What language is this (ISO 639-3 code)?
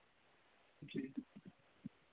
doi